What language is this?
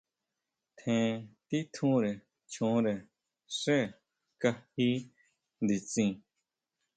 Huautla Mazatec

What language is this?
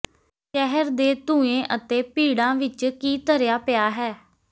Punjabi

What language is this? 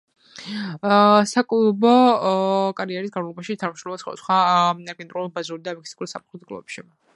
Georgian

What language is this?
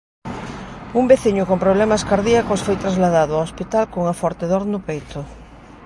Galician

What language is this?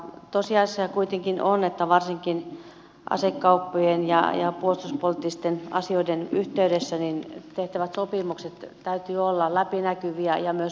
Finnish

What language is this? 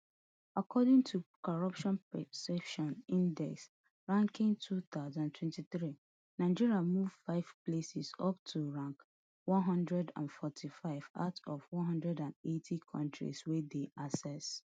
Nigerian Pidgin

